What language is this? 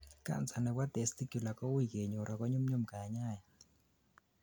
Kalenjin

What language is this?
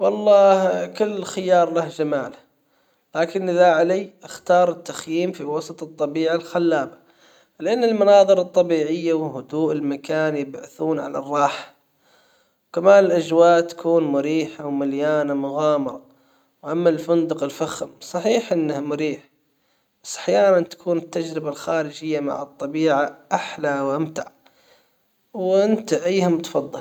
Hijazi Arabic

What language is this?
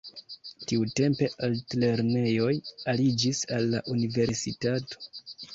Esperanto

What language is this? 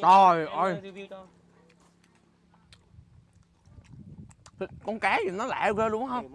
Vietnamese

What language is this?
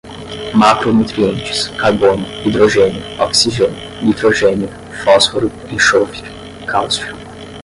Portuguese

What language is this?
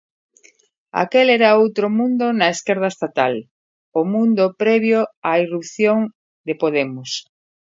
Galician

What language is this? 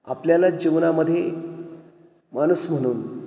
Marathi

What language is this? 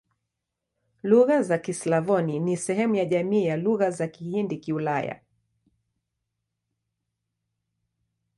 Swahili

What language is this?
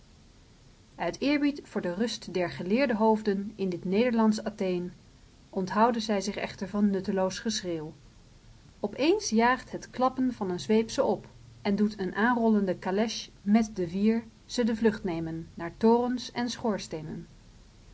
Dutch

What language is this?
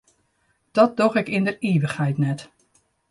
Western Frisian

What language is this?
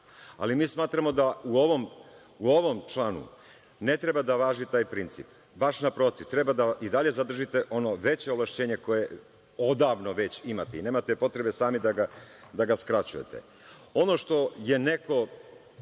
Serbian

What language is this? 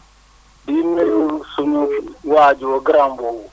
Wolof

